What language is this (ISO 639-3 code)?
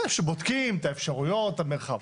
heb